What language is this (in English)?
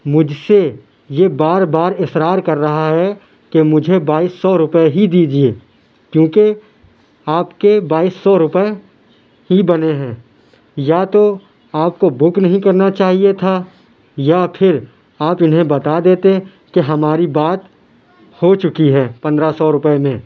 Urdu